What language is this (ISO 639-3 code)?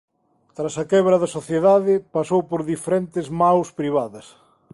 glg